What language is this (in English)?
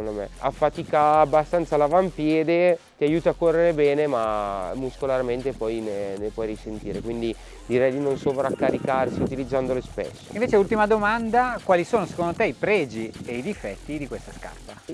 Italian